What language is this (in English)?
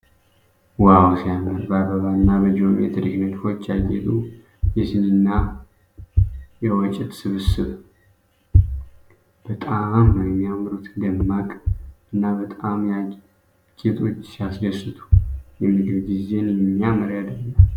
Amharic